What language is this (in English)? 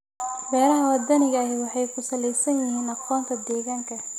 Somali